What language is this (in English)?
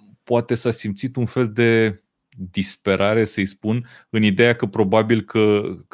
Romanian